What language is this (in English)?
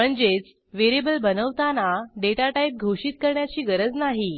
Marathi